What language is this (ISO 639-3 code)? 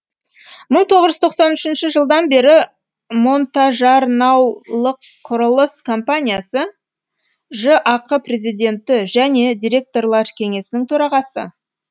kaz